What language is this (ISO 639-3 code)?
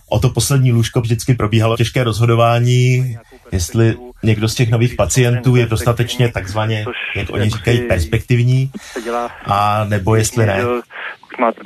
ces